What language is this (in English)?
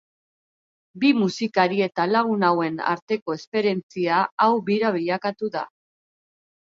Basque